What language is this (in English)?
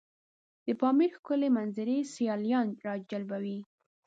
Pashto